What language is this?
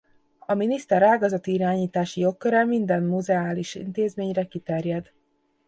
Hungarian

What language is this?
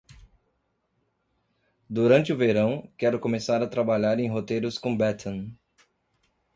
Portuguese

